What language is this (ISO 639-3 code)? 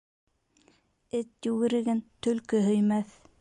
bak